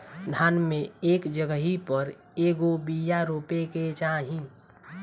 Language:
Bhojpuri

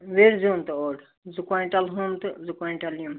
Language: Kashmiri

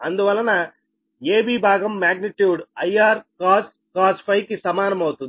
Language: Telugu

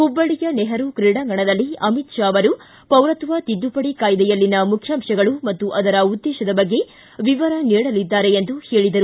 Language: Kannada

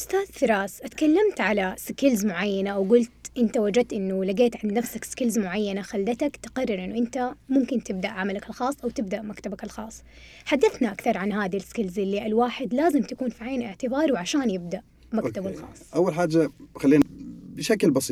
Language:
Arabic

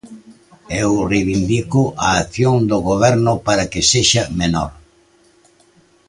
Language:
Galician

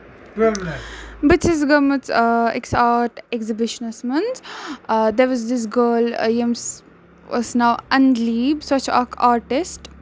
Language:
Kashmiri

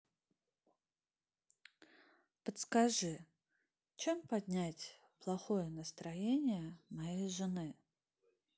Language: Russian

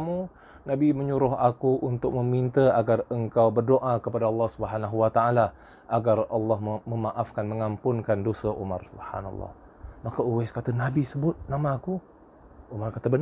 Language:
Malay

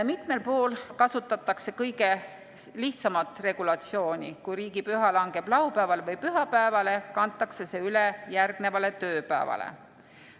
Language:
Estonian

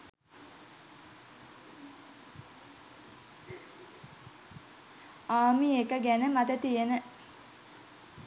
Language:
Sinhala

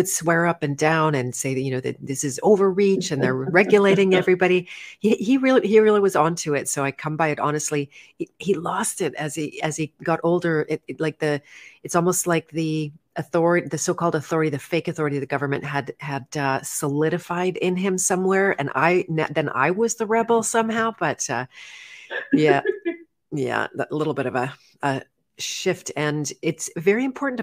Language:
English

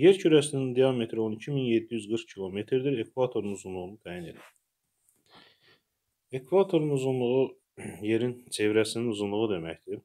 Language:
Turkish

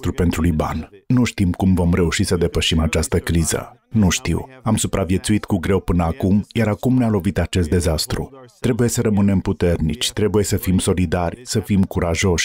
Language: Romanian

